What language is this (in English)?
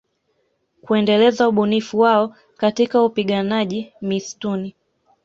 Swahili